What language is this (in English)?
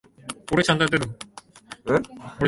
Japanese